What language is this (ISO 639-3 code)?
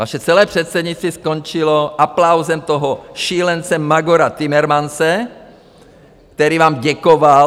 ces